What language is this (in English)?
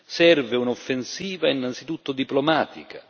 Italian